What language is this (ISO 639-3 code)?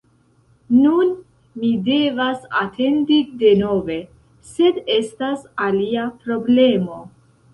epo